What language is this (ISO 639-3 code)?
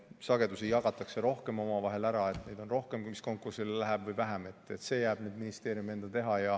est